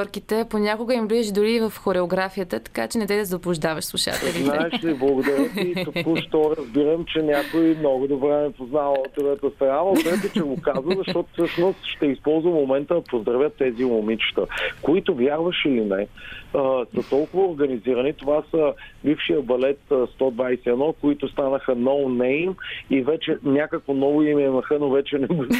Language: Bulgarian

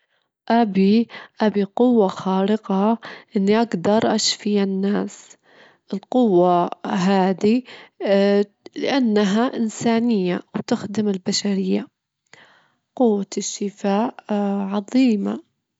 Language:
Gulf Arabic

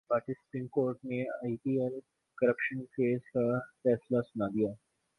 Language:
Urdu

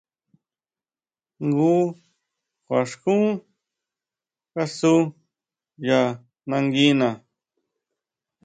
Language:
Huautla Mazatec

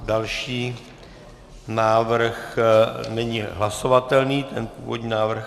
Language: Czech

